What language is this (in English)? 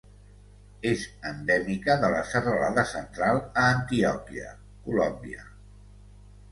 Catalan